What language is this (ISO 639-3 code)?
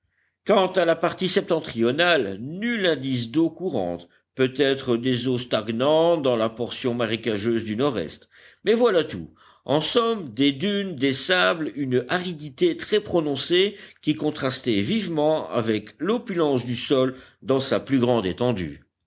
fra